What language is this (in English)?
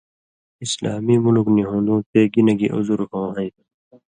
Indus Kohistani